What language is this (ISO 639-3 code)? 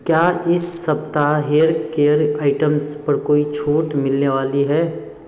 hin